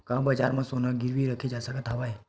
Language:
Chhattisgarhi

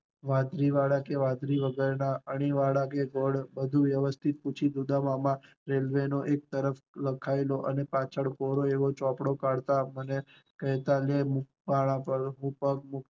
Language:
Gujarati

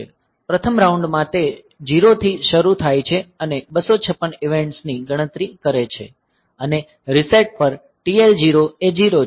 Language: Gujarati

